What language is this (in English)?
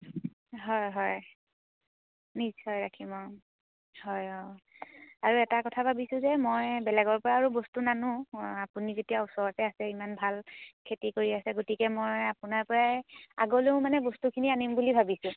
Assamese